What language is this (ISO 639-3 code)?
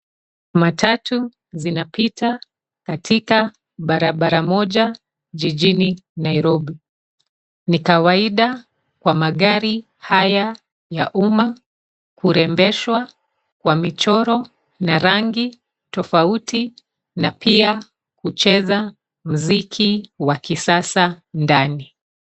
swa